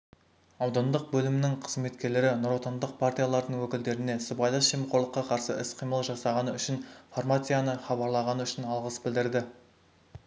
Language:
Kazakh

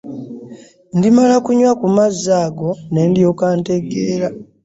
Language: Ganda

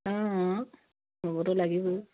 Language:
Assamese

